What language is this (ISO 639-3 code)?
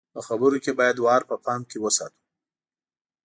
pus